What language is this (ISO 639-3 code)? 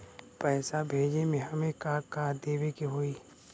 bho